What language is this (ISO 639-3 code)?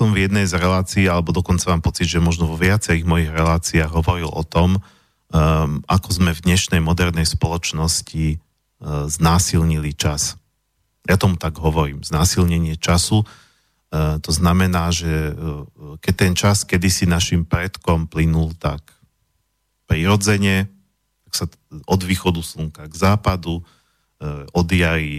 slk